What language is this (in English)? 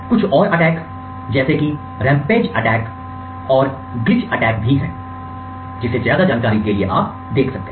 Hindi